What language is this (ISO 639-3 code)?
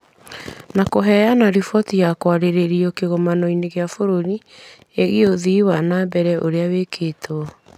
kik